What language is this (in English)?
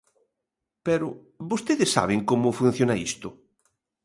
Galician